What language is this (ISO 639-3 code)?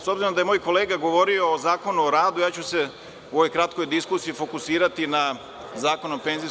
srp